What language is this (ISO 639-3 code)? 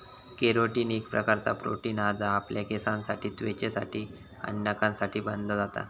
mar